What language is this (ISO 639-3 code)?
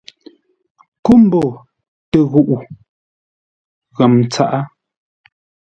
nla